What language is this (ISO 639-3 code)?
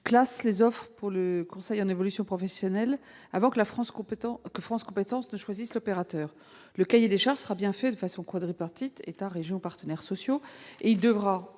fra